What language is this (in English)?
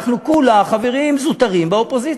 Hebrew